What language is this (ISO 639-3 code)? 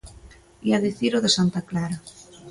glg